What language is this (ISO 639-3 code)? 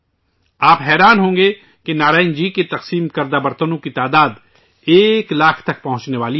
urd